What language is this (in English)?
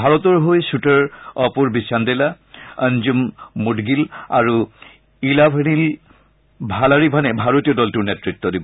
Assamese